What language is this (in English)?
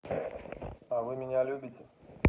Russian